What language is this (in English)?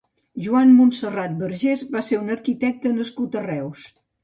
Catalan